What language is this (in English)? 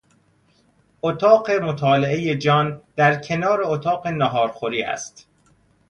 Persian